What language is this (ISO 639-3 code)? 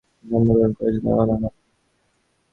ben